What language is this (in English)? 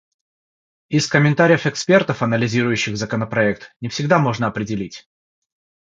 Russian